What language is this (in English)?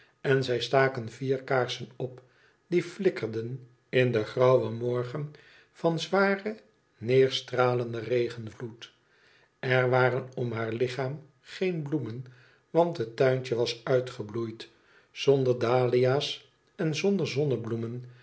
Dutch